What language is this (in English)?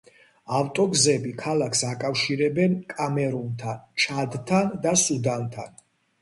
Georgian